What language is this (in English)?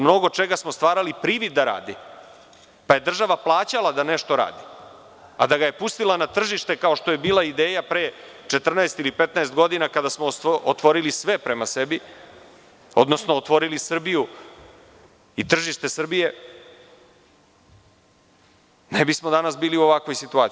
Serbian